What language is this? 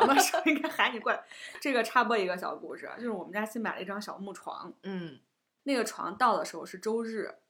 Chinese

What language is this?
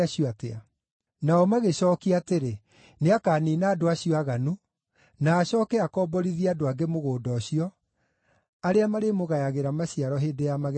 Kikuyu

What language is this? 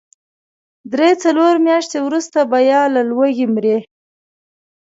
Pashto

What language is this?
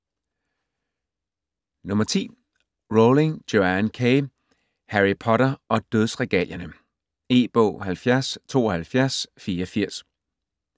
Danish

